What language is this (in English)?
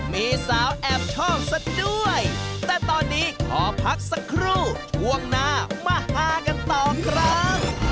Thai